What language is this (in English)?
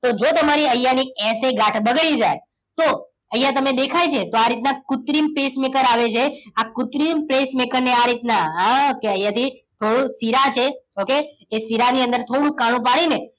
Gujarati